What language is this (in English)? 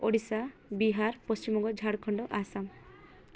Odia